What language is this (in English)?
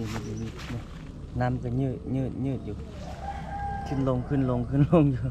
Thai